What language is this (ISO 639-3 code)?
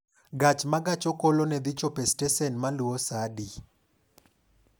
luo